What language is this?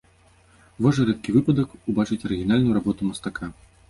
Belarusian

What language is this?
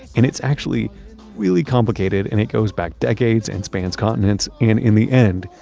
English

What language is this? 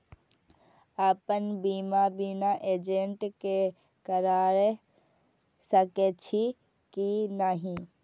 Maithili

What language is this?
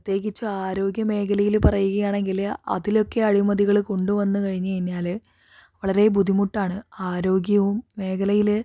Malayalam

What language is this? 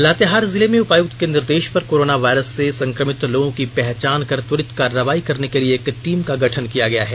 Hindi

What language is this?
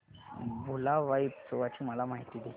Marathi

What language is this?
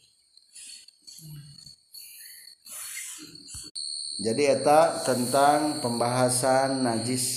Indonesian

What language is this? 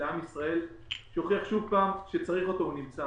Hebrew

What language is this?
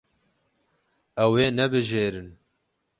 Kurdish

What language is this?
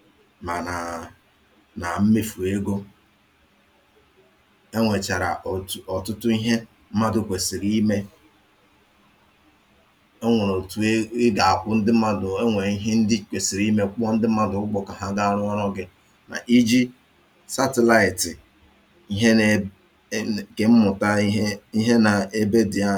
Igbo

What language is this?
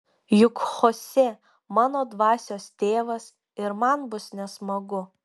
Lithuanian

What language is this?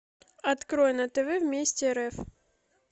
Russian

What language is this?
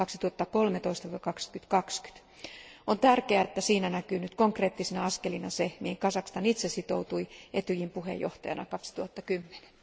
Finnish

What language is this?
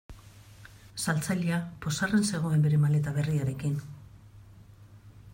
Basque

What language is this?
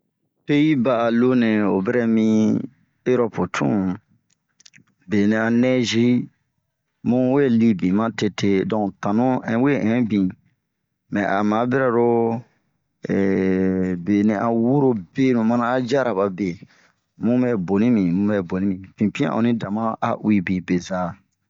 Bomu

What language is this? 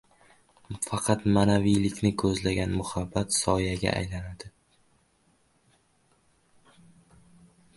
Uzbek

